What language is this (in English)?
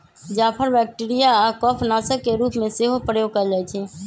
Magahi